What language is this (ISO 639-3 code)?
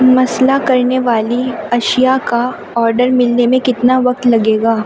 urd